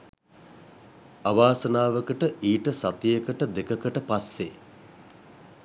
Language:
Sinhala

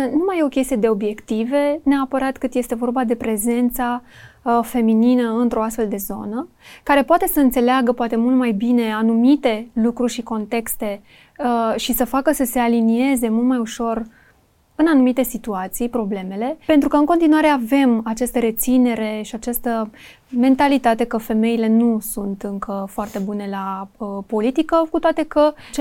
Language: Romanian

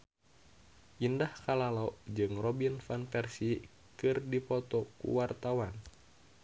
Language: Sundanese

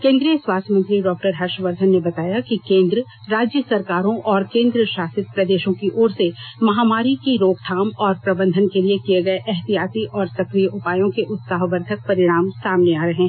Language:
Hindi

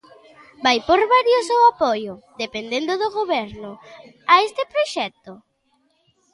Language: Galician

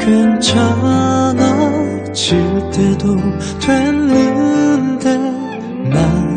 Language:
Korean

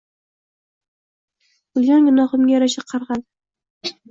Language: Uzbek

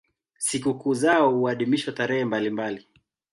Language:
Swahili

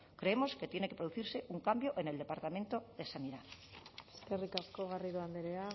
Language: Spanish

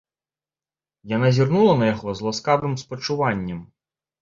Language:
Belarusian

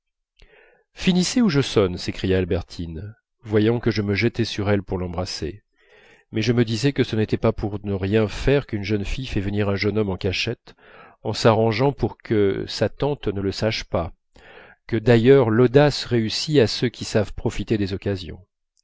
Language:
French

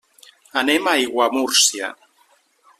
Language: Catalan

